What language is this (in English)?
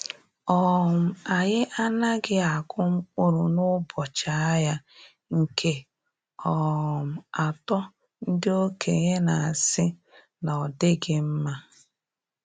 Igbo